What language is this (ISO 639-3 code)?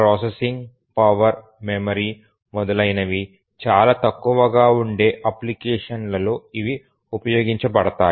tel